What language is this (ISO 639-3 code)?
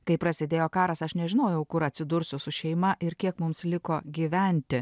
lit